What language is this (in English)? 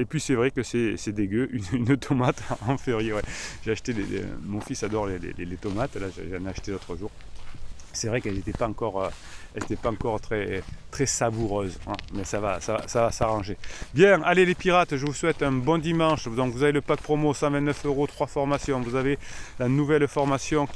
French